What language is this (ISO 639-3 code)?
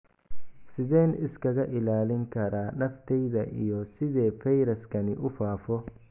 som